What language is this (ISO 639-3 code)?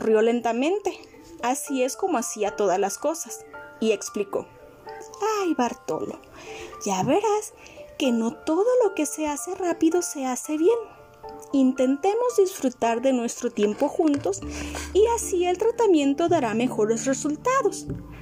spa